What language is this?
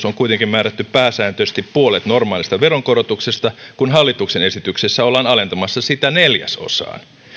Finnish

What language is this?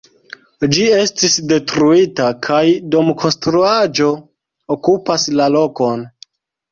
Esperanto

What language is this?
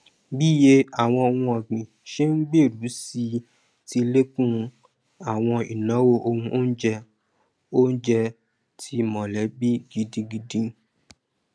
Yoruba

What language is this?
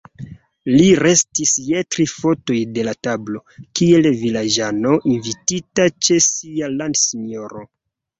Esperanto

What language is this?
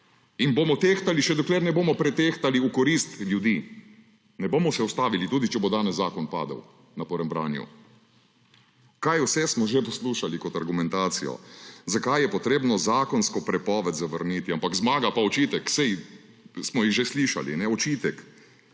Slovenian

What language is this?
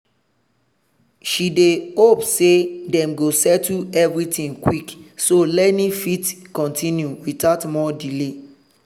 Nigerian Pidgin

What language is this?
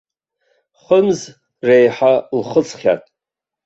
Abkhazian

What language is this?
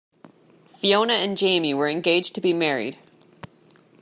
English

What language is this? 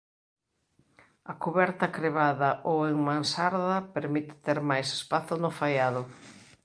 Galician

